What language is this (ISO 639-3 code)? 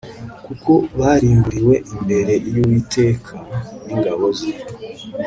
kin